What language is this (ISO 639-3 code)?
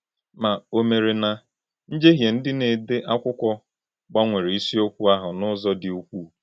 ibo